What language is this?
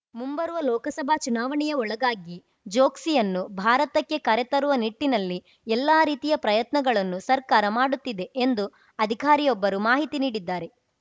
Kannada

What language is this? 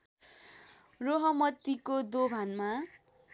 Nepali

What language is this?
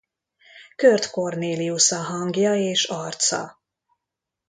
Hungarian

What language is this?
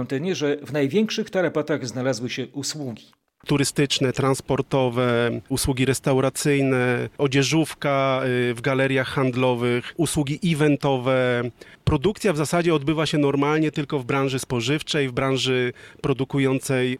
Polish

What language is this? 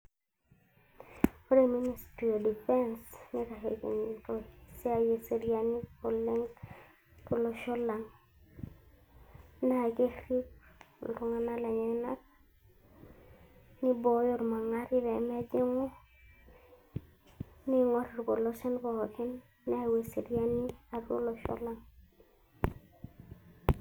Masai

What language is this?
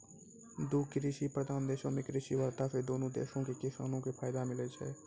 Maithili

